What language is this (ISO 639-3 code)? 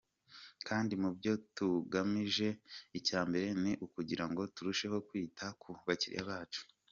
kin